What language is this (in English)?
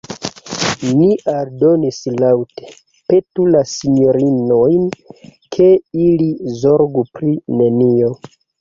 Esperanto